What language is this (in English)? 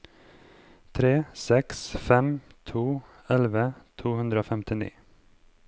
Norwegian